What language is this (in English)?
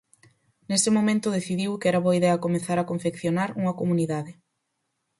Galician